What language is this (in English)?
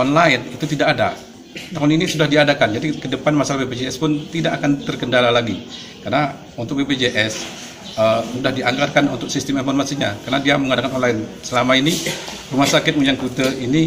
Indonesian